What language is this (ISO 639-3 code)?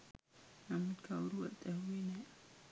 sin